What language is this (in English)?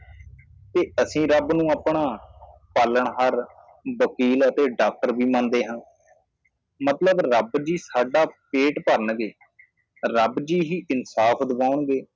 Punjabi